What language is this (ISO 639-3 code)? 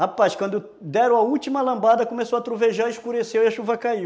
por